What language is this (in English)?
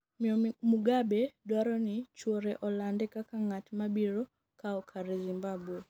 Luo (Kenya and Tanzania)